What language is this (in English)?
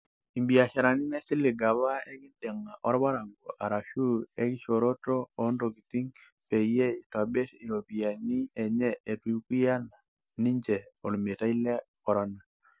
Masai